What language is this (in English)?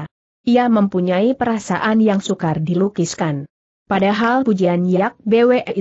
Indonesian